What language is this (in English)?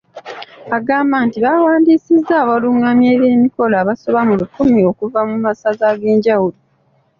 Ganda